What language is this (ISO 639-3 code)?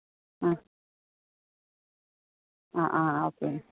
mal